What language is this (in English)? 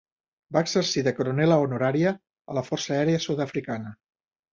Catalan